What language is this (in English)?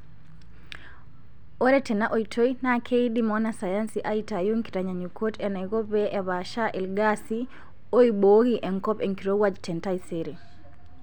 Masai